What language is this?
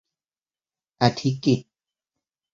Thai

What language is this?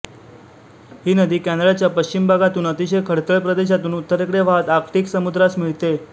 Marathi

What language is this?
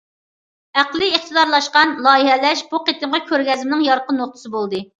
Uyghur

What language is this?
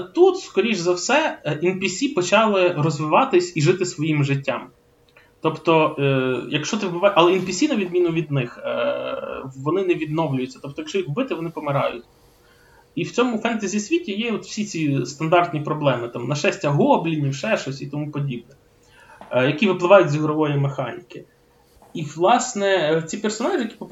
Ukrainian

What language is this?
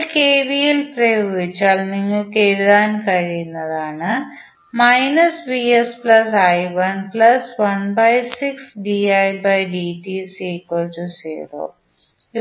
Malayalam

